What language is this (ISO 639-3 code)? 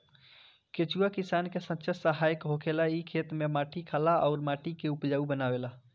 bho